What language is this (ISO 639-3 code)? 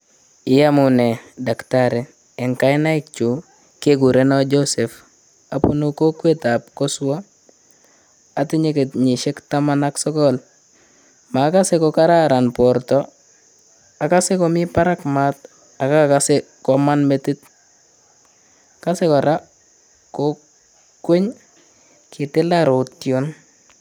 kln